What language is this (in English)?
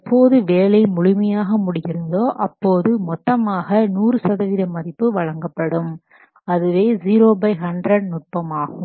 Tamil